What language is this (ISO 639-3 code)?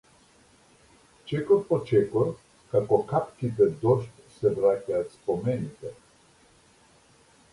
mkd